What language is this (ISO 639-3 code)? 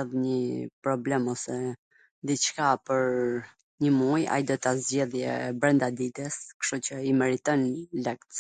aln